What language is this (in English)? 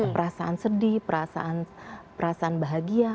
Indonesian